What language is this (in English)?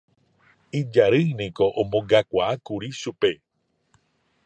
Guarani